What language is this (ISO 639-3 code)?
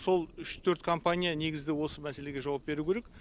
kaz